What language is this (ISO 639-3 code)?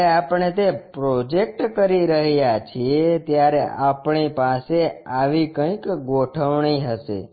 guj